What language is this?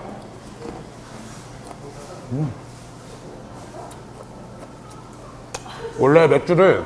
Korean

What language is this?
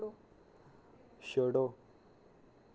Dogri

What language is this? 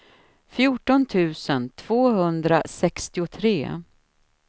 Swedish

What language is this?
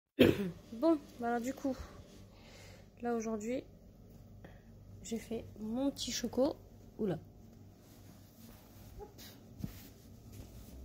French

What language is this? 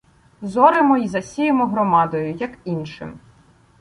Ukrainian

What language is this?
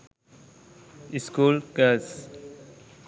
Sinhala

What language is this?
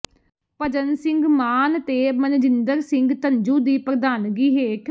Punjabi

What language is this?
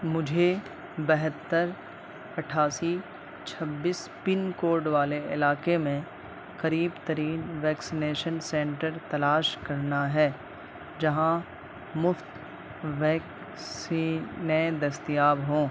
Urdu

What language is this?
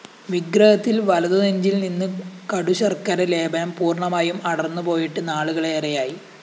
Malayalam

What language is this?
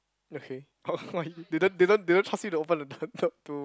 English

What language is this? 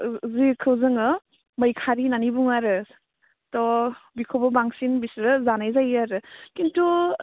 Bodo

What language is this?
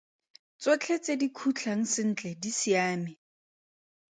Tswana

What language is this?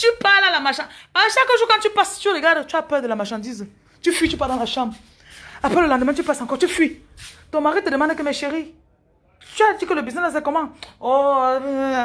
French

